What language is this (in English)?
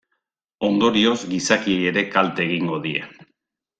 Basque